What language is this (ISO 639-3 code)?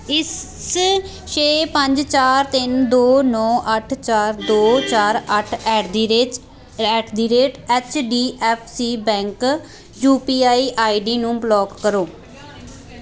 pan